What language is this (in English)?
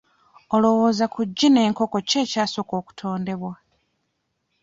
Ganda